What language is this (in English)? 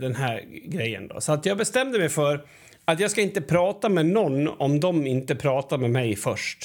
Swedish